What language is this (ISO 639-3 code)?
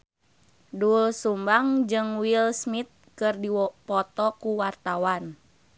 sun